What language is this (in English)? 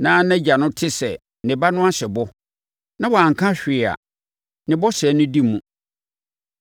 Akan